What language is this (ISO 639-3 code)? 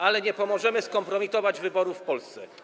pol